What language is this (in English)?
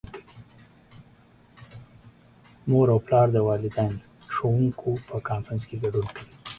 Pashto